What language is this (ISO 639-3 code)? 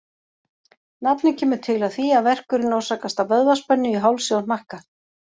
isl